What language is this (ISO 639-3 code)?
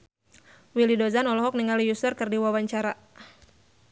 sun